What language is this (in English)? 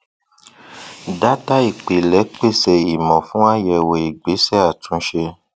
Yoruba